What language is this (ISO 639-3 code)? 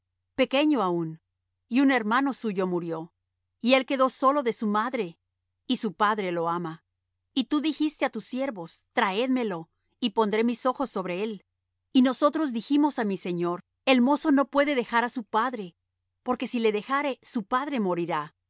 spa